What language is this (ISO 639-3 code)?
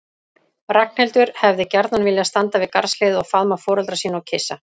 isl